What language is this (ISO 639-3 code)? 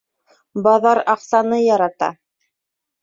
bak